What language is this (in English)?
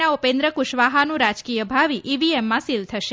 Gujarati